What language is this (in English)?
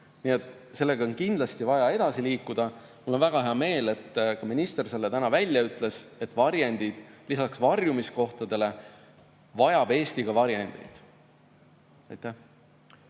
Estonian